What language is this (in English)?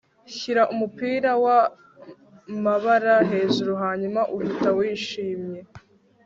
Kinyarwanda